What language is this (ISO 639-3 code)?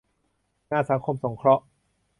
tha